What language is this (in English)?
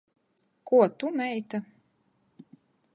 Latgalian